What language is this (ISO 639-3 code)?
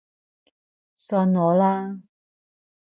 yue